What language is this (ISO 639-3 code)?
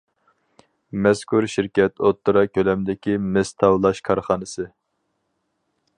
uig